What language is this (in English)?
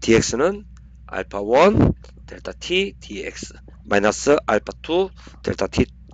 Korean